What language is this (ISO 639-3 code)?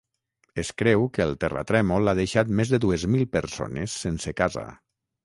cat